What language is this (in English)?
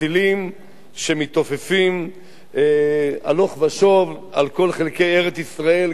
Hebrew